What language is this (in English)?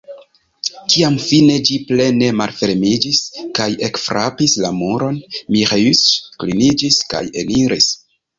Esperanto